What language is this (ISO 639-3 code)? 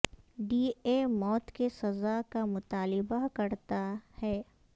urd